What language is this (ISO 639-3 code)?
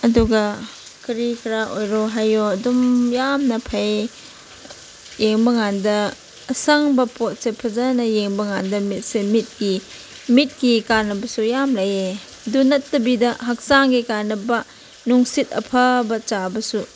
mni